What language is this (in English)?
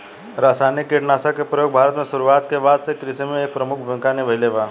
Bhojpuri